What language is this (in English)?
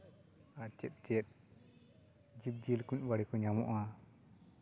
Santali